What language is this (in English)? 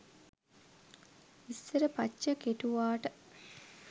Sinhala